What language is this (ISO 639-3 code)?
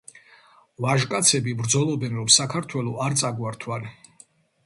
kat